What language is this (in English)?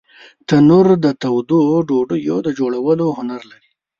Pashto